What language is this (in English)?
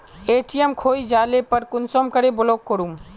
Magahi